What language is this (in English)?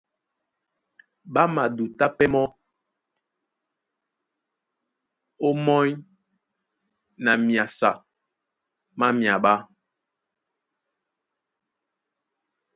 Duala